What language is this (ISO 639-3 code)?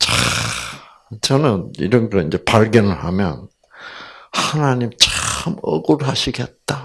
kor